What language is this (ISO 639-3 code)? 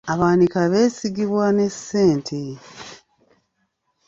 lug